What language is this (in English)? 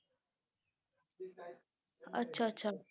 Punjabi